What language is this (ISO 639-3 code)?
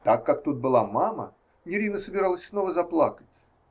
rus